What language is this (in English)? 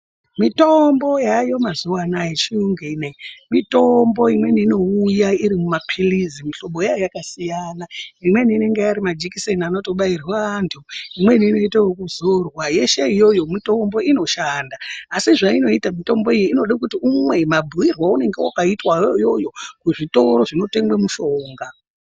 Ndau